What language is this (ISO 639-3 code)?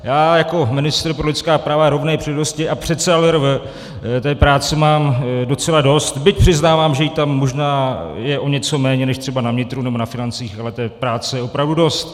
ces